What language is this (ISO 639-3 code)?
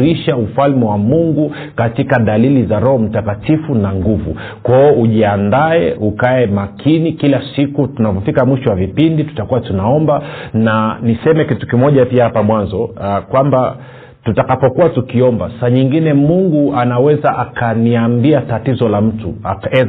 swa